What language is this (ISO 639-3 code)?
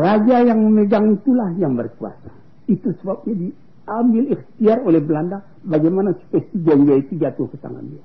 msa